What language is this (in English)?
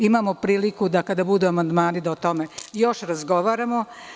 Serbian